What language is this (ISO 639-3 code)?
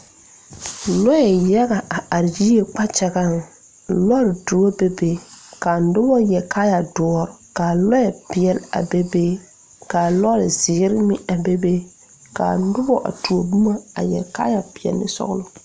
dga